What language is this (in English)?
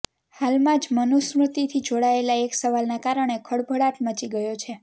Gujarati